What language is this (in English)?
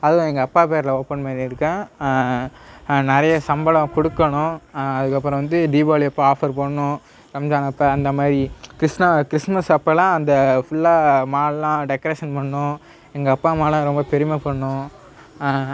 Tamil